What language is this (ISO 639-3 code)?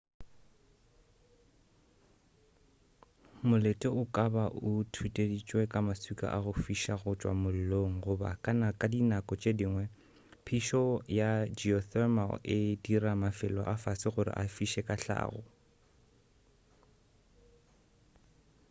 nso